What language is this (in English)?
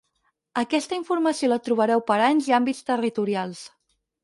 Catalan